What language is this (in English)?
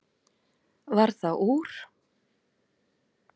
Icelandic